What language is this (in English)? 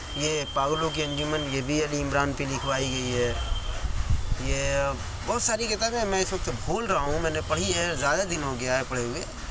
Urdu